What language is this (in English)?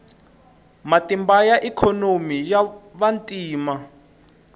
Tsonga